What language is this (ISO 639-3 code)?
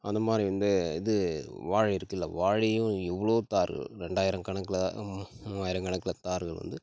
tam